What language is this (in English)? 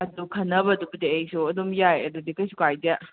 Manipuri